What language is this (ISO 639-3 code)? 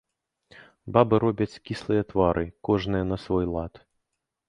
bel